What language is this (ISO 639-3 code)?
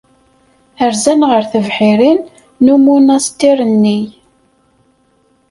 kab